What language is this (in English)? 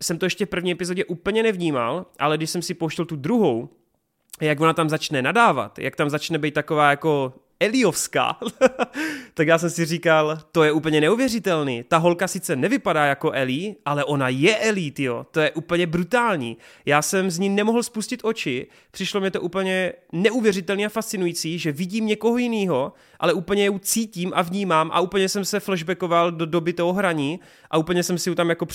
Czech